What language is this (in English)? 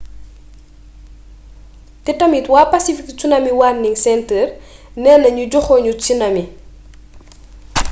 Wolof